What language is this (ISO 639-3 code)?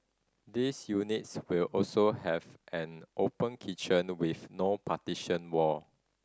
eng